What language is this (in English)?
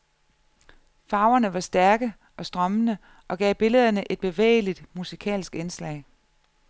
Danish